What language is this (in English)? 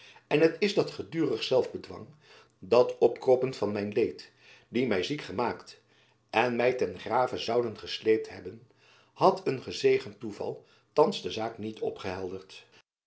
Dutch